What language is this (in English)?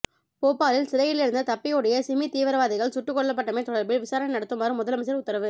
Tamil